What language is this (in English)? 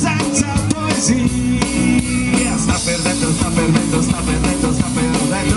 Ukrainian